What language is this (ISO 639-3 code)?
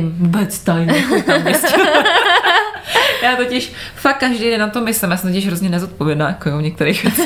ces